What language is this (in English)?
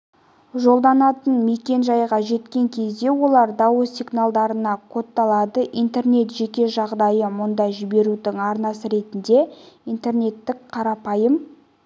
Kazakh